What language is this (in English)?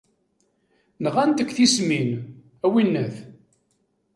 Kabyle